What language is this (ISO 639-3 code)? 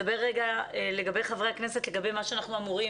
heb